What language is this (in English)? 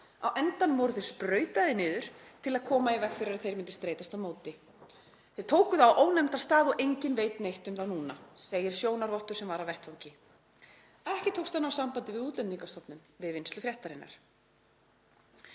Icelandic